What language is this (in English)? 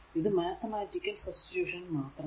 Malayalam